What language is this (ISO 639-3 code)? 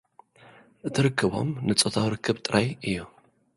tir